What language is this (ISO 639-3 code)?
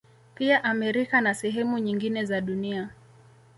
swa